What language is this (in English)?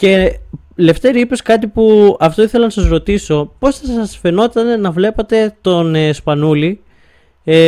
Greek